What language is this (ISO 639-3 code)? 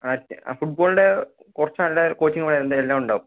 mal